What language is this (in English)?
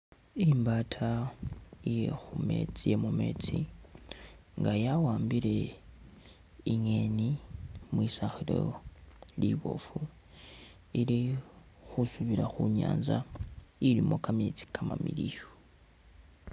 Masaaba